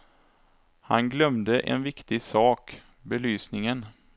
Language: Swedish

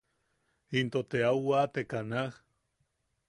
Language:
Yaqui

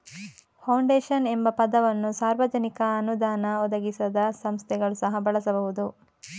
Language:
Kannada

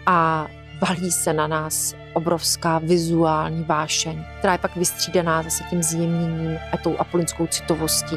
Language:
Czech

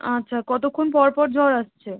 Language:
Bangla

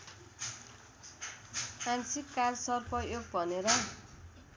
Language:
Nepali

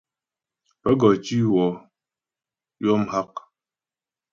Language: Ghomala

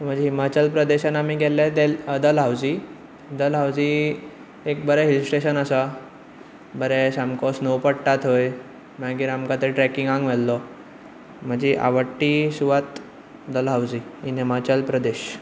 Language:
Konkani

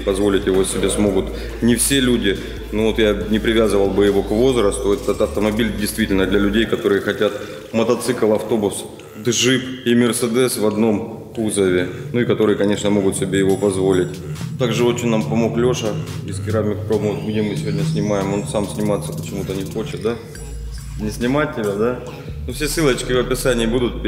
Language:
Russian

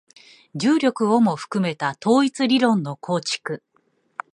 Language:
Japanese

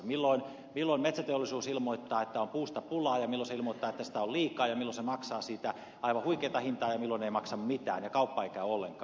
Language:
Finnish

